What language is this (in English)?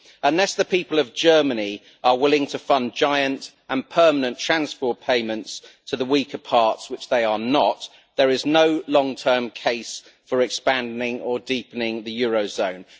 English